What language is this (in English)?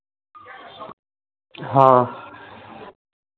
Hindi